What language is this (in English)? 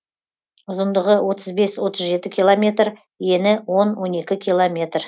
Kazakh